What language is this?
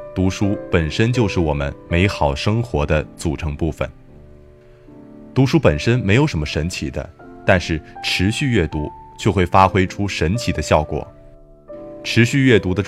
Chinese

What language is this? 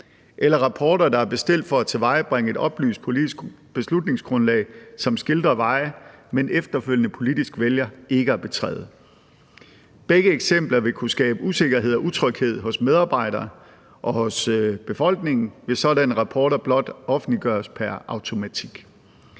Danish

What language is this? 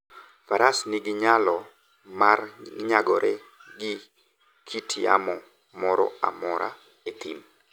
Luo (Kenya and Tanzania)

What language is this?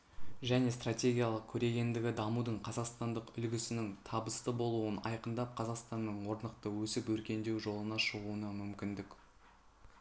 Kazakh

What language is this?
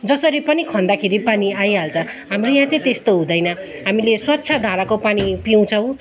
Nepali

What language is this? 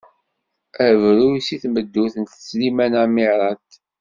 Kabyle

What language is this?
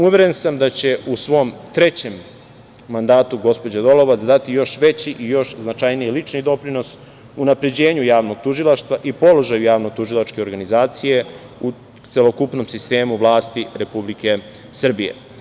Serbian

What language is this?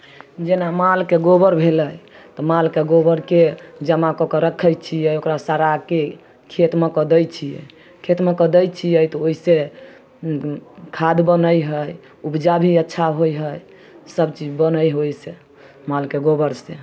Maithili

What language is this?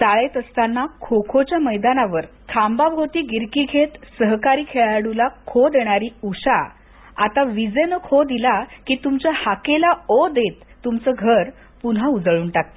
Marathi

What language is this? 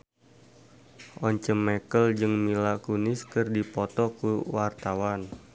Sundanese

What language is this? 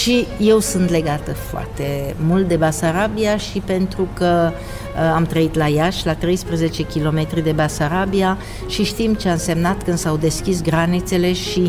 Romanian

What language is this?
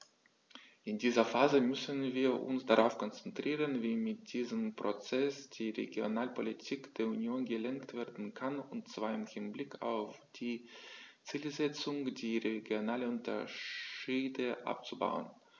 German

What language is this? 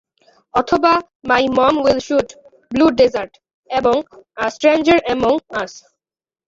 Bangla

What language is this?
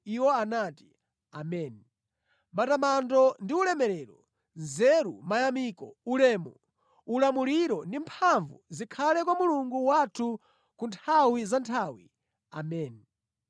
Nyanja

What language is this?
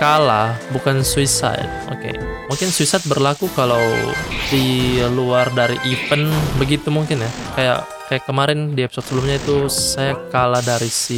Indonesian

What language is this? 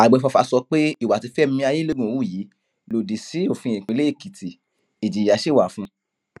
Yoruba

